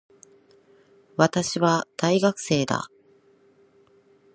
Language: Japanese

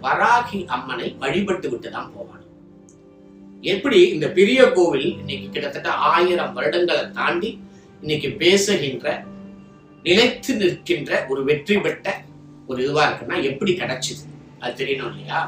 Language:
Tamil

